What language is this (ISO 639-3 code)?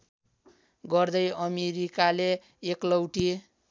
nep